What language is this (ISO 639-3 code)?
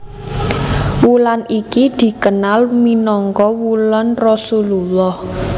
jav